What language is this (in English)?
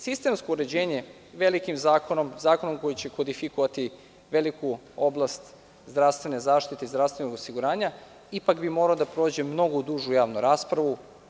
Serbian